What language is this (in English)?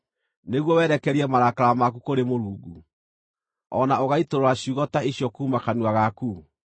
Kikuyu